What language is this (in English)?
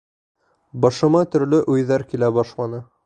Bashkir